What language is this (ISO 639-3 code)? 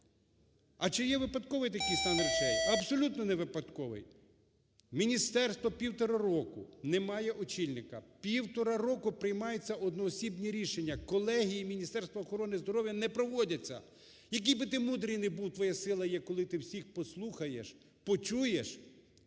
ukr